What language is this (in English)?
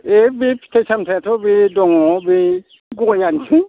Bodo